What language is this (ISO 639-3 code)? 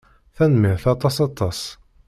kab